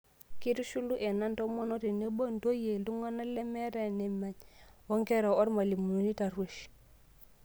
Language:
Masai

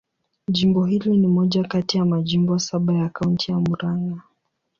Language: Swahili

